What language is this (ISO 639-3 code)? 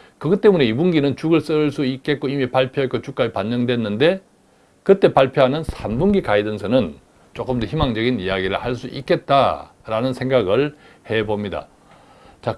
kor